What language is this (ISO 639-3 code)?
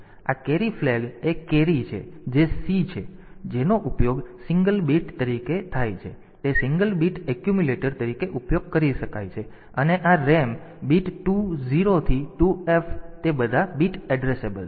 guj